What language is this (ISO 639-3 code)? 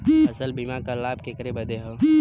bho